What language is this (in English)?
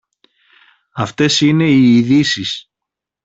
Greek